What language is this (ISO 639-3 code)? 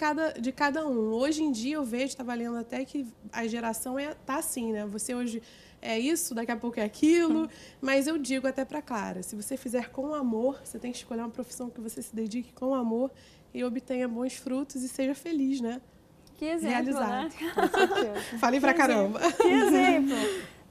por